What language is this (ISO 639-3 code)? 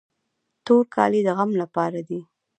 pus